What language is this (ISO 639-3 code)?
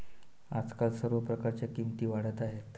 mar